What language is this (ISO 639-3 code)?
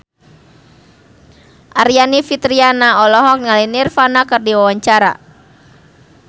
sun